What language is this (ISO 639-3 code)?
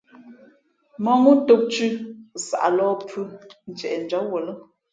fmp